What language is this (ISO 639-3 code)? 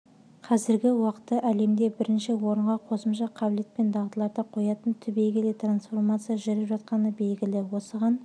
kaz